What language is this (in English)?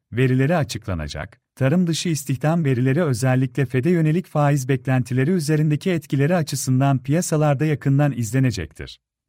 Turkish